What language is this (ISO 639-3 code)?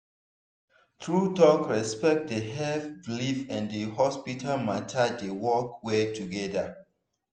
pcm